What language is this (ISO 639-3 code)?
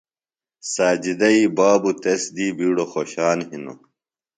phl